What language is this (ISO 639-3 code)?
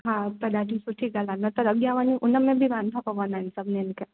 snd